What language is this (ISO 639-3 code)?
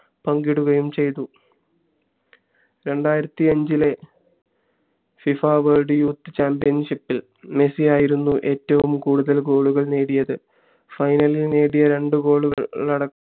mal